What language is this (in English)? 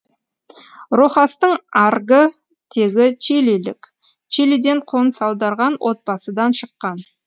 Kazakh